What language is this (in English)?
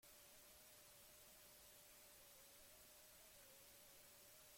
Basque